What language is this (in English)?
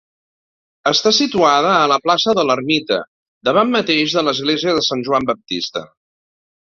Catalan